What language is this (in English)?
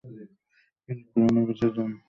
Bangla